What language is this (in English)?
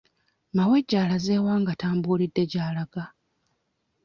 Ganda